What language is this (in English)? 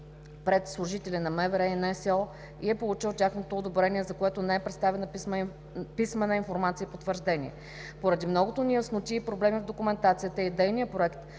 Bulgarian